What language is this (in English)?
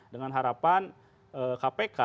Indonesian